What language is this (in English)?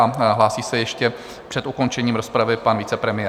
Czech